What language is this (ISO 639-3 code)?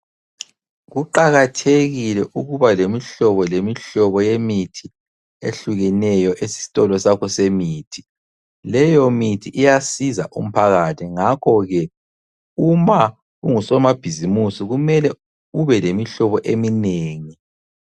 nde